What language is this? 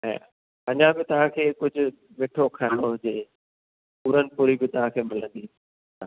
Sindhi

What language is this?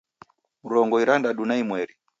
Taita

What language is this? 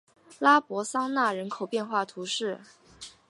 Chinese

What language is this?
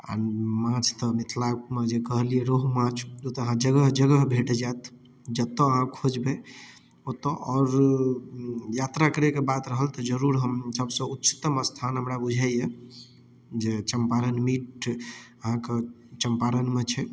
Maithili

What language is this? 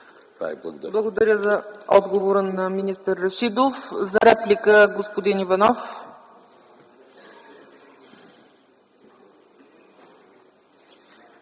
Bulgarian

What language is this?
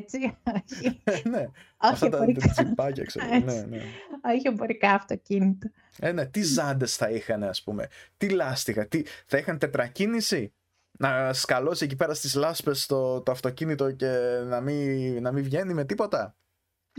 Greek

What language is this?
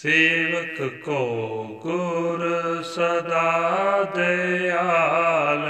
Punjabi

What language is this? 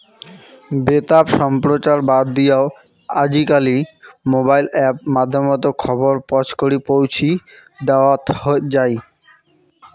Bangla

